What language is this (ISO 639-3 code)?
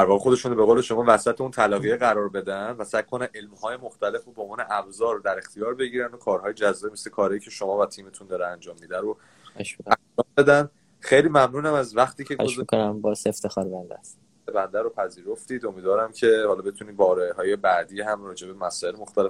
fas